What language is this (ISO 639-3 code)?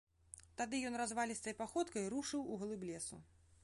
bel